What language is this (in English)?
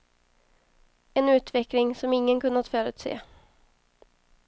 Swedish